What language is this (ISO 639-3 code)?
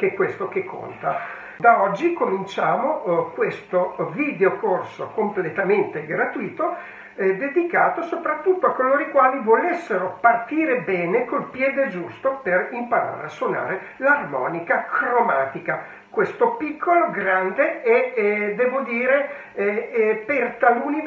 ita